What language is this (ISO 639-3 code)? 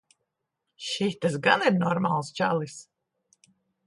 lav